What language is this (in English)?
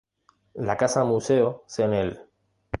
Spanish